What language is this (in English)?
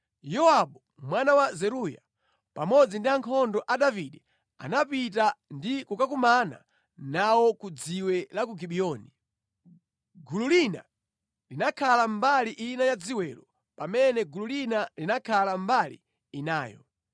Nyanja